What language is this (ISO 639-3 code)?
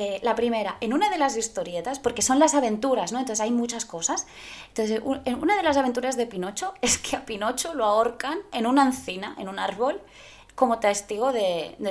spa